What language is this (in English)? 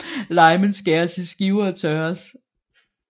Danish